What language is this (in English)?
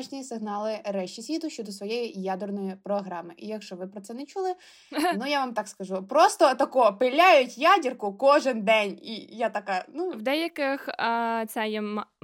Ukrainian